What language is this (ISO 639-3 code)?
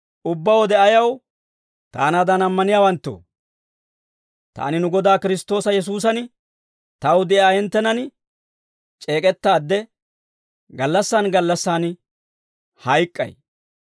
dwr